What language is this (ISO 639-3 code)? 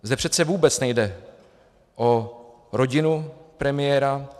ces